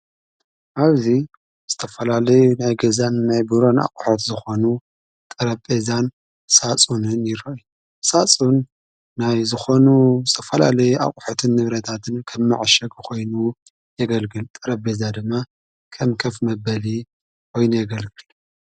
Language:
Tigrinya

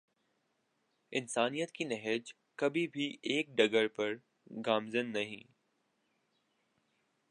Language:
Urdu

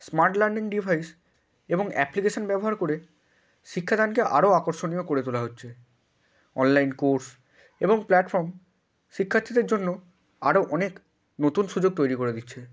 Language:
Bangla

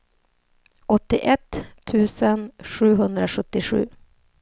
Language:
Swedish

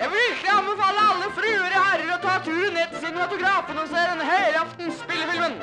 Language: Norwegian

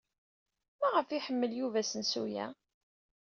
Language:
Kabyle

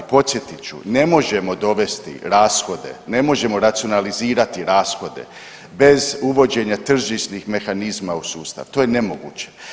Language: Croatian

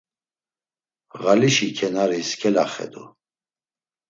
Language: Laz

